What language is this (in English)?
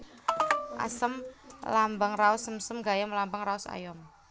Javanese